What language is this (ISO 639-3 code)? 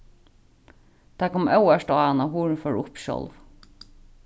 fao